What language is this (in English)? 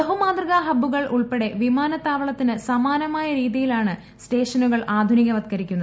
Malayalam